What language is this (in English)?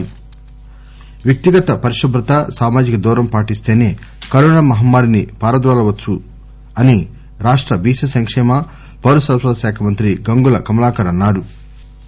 Telugu